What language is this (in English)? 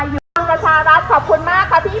Thai